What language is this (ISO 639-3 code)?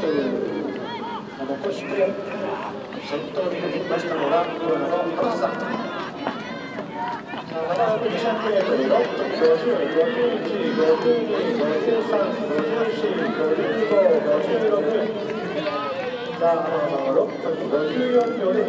jpn